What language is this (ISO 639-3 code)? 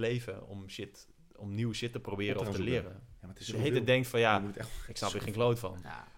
nld